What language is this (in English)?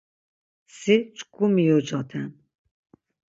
Laz